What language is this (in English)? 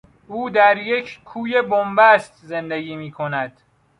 Persian